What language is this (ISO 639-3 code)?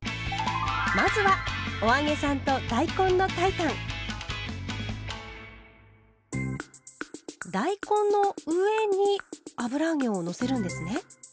jpn